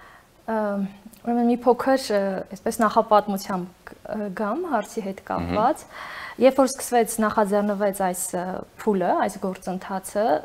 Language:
Romanian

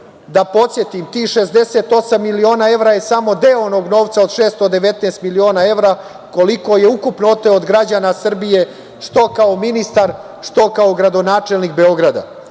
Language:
Serbian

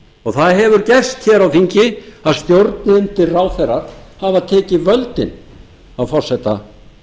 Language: Icelandic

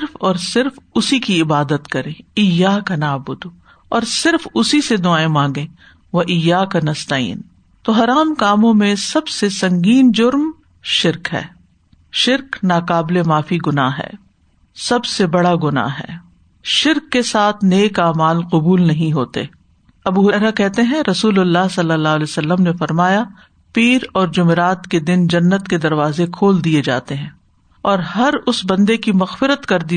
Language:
Urdu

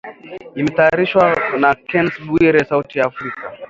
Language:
Swahili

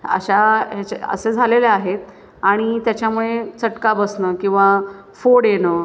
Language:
Marathi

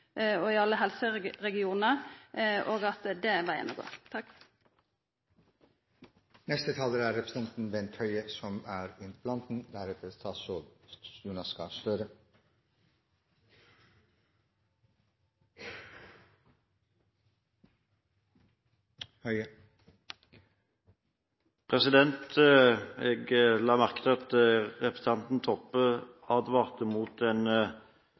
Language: Norwegian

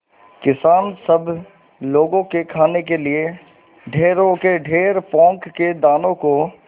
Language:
Hindi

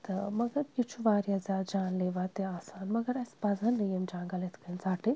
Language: Kashmiri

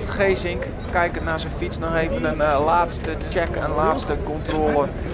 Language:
Dutch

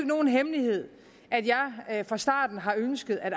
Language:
Danish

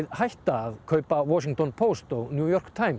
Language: Icelandic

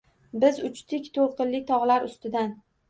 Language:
Uzbek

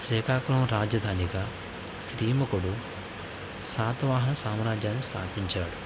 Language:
Telugu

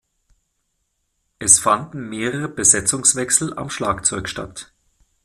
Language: German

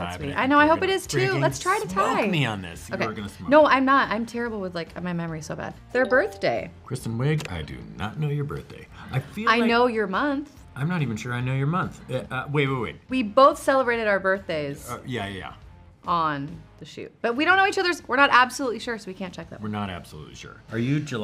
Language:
English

